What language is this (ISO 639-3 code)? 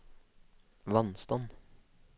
nor